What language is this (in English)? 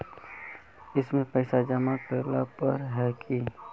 Magahi